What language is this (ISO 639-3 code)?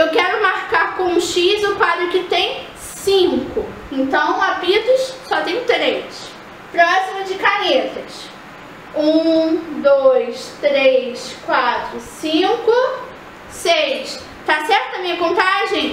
por